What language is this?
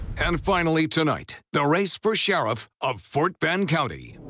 English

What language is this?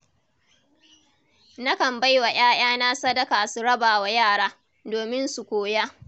Hausa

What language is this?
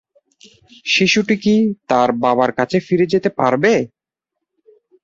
Bangla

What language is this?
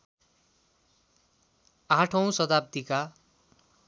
Nepali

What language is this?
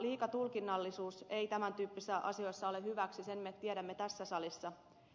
Finnish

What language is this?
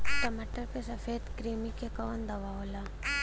Bhojpuri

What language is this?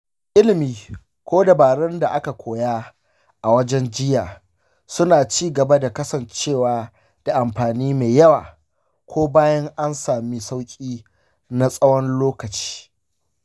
Hausa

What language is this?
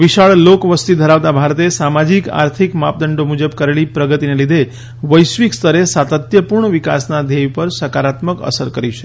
Gujarati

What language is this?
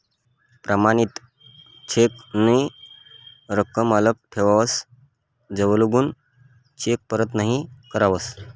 Marathi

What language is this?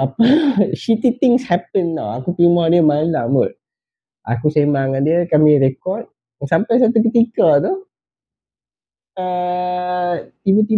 Malay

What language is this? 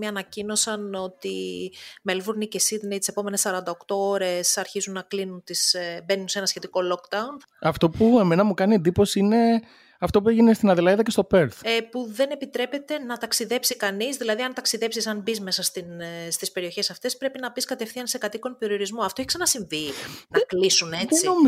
Greek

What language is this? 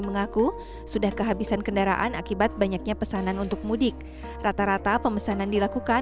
Indonesian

